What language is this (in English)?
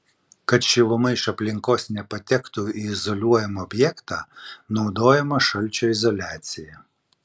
Lithuanian